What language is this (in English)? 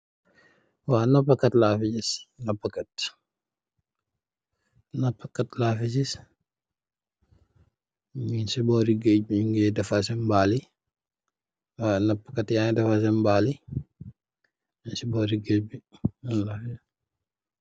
Wolof